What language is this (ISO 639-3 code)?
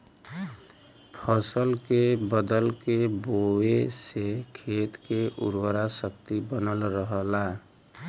bho